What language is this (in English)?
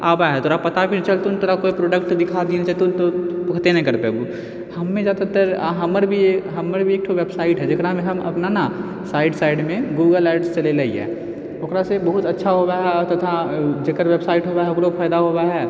Maithili